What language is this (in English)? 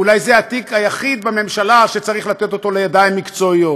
Hebrew